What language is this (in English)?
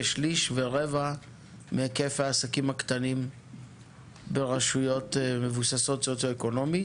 Hebrew